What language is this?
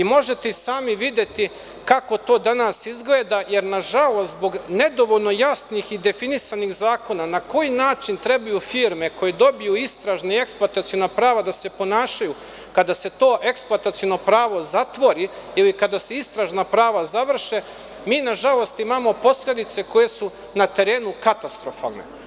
Serbian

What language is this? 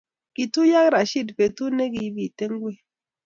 Kalenjin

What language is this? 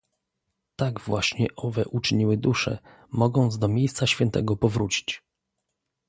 Polish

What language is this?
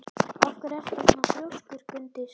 Icelandic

